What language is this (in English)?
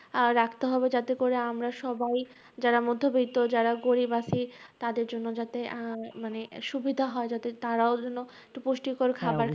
Bangla